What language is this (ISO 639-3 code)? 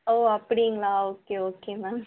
tam